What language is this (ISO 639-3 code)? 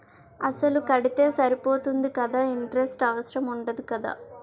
tel